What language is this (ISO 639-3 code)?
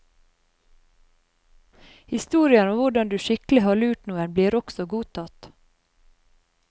nor